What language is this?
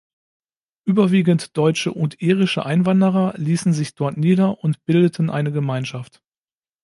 German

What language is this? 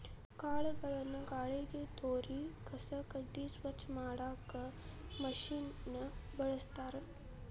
Kannada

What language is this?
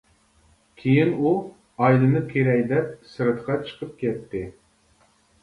Uyghur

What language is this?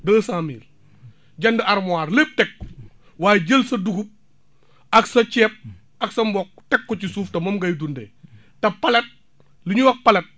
Wolof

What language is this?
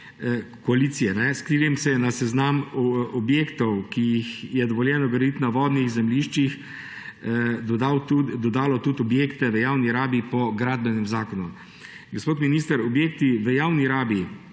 Slovenian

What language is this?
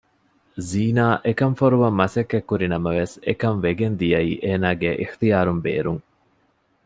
Divehi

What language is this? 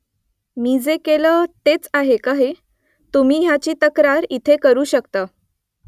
Marathi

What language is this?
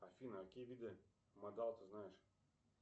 Russian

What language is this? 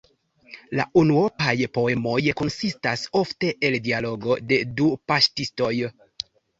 Esperanto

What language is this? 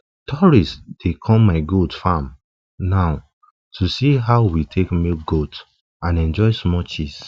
Nigerian Pidgin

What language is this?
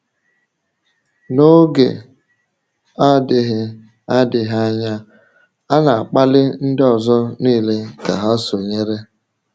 Igbo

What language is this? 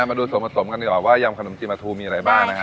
Thai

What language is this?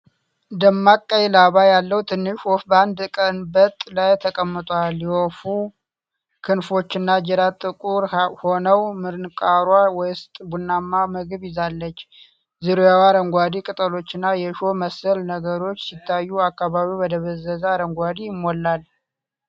Amharic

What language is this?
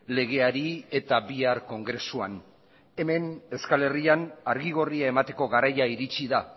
Basque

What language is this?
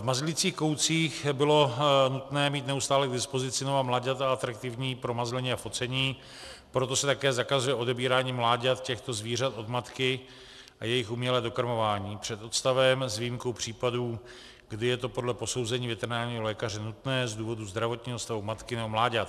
Czech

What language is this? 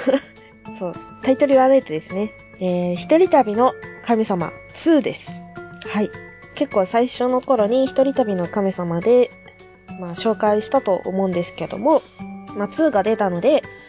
Japanese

